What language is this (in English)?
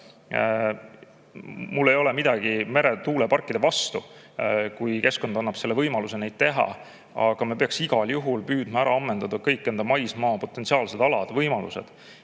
Estonian